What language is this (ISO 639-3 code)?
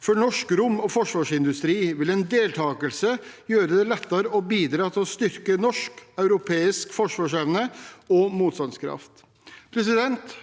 nor